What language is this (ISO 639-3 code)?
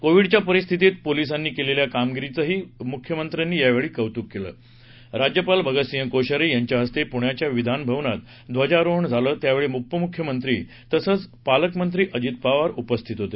mar